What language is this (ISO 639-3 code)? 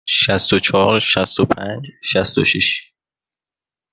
fas